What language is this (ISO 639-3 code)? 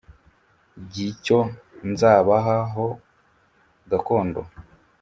kin